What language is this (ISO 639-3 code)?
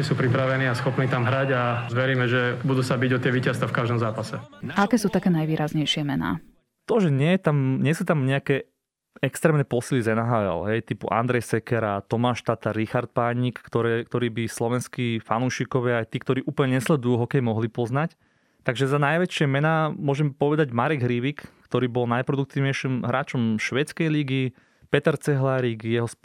slk